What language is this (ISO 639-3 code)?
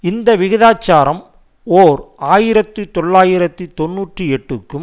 tam